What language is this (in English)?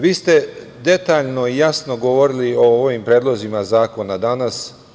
Serbian